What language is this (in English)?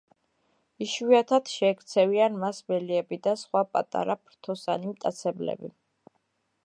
Georgian